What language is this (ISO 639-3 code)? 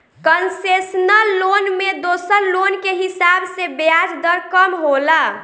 bho